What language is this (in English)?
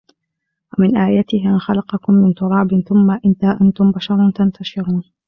Arabic